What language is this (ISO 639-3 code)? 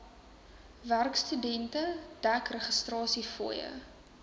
afr